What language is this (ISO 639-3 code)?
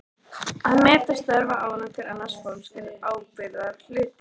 isl